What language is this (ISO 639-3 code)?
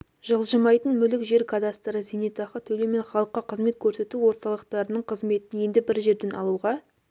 kaz